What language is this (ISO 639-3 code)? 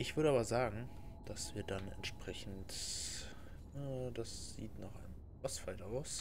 deu